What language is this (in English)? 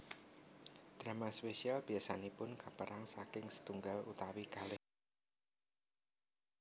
Javanese